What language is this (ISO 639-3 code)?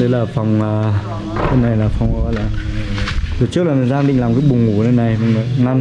vie